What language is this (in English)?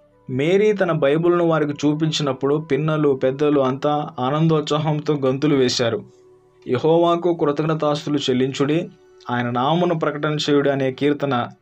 Telugu